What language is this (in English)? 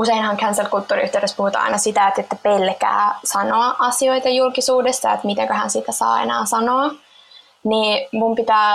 Finnish